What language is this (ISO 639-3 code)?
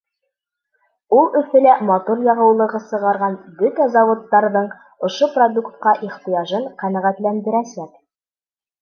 bak